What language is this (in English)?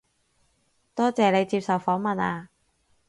Cantonese